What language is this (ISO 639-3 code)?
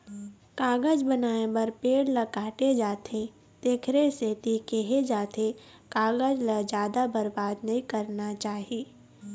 hne